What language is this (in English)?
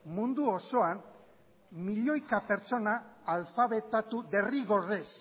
Basque